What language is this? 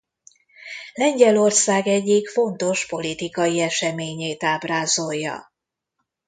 Hungarian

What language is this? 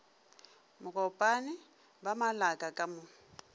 Northern Sotho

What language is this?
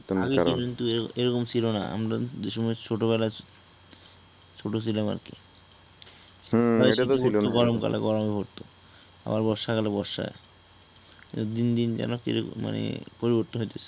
Bangla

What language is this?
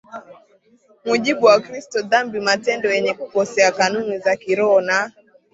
Swahili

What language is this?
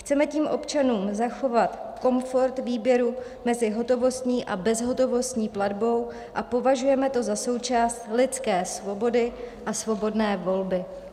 Czech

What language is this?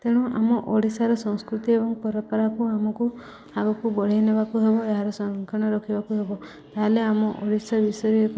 Odia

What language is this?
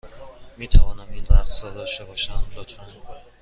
Persian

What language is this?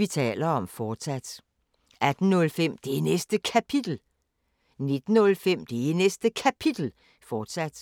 Danish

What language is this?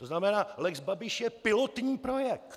Czech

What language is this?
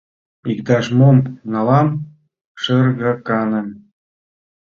Mari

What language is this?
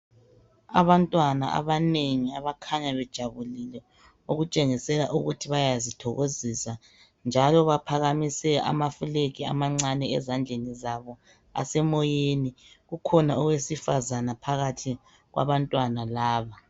North Ndebele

